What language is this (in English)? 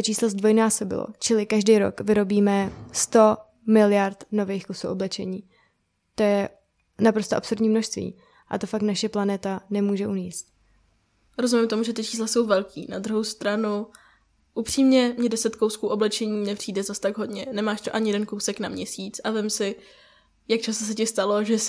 Czech